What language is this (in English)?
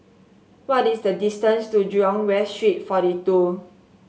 English